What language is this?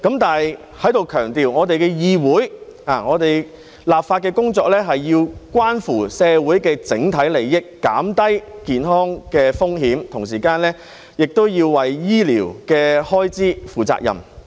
Cantonese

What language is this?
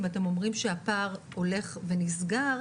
Hebrew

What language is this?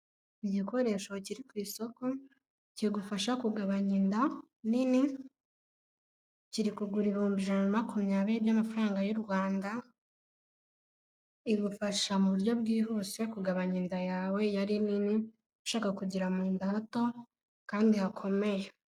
Kinyarwanda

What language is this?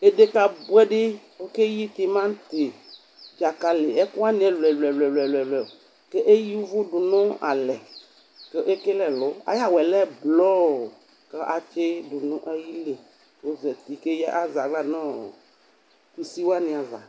Ikposo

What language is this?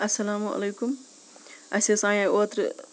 Kashmiri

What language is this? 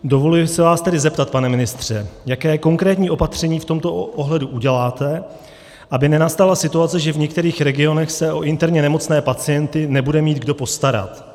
Czech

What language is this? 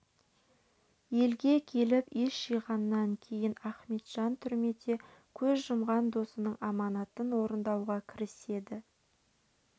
Kazakh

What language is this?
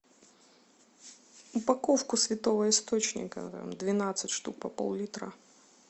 Russian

